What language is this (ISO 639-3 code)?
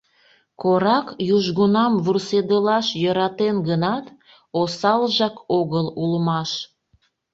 chm